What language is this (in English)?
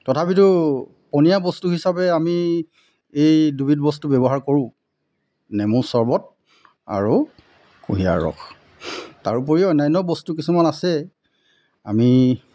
Assamese